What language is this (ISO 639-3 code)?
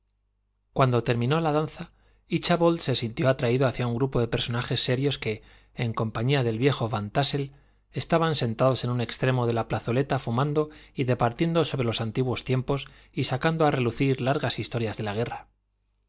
spa